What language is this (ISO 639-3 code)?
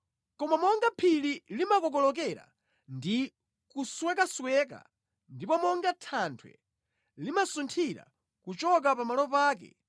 nya